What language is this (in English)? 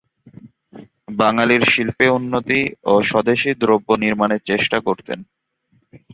Bangla